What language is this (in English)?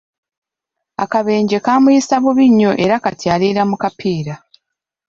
Ganda